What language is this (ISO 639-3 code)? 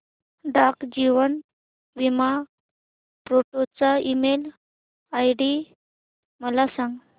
mar